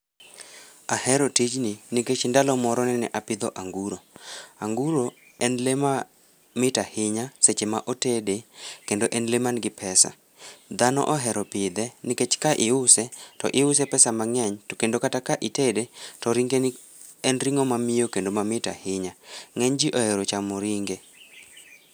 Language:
Luo (Kenya and Tanzania)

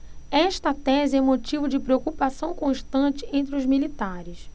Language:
Portuguese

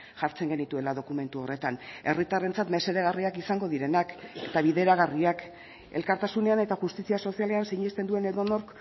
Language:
Basque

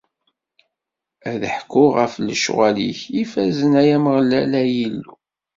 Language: Kabyle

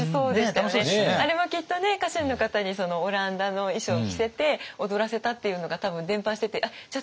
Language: Japanese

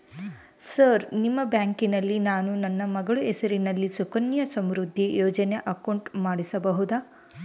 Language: Kannada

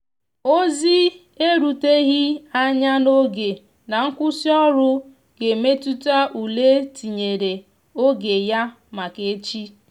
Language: Igbo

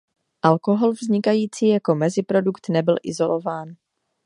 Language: Czech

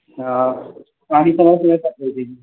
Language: Maithili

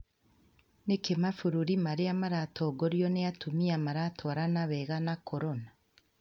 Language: Kikuyu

